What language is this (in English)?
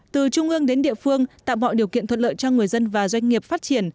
Vietnamese